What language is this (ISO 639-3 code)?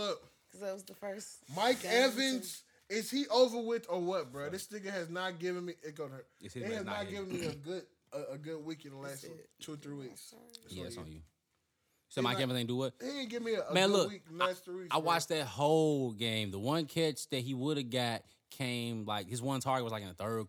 eng